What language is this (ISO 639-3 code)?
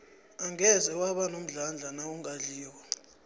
nbl